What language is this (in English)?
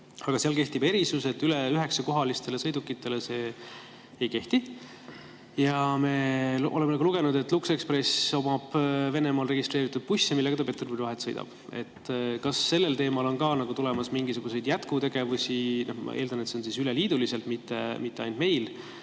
Estonian